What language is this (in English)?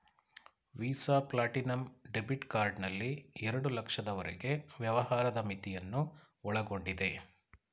Kannada